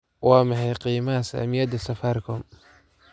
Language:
Somali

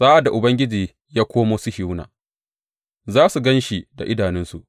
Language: Hausa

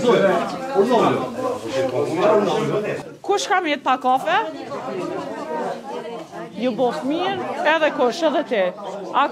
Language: Romanian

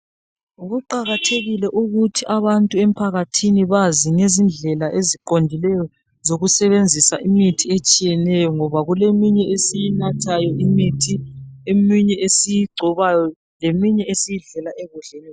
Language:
North Ndebele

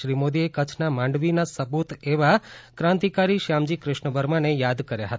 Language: Gujarati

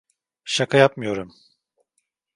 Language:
Turkish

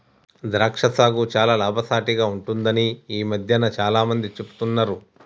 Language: Telugu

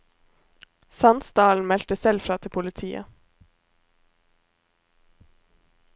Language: Norwegian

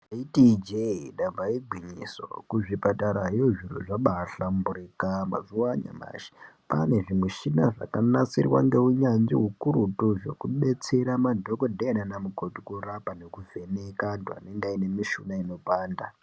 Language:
Ndau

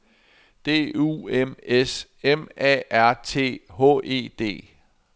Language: Danish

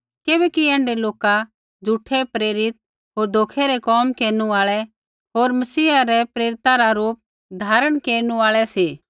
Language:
Kullu Pahari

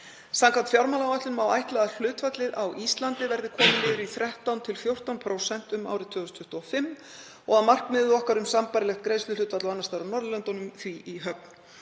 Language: Icelandic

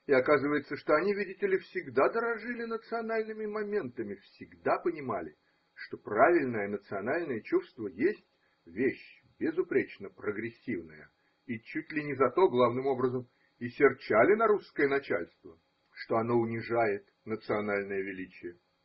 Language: Russian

